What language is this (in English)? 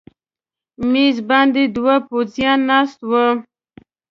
Pashto